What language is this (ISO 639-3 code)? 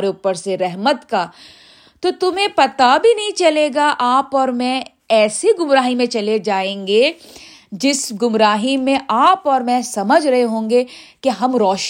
urd